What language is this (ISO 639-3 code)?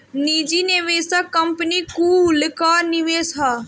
bho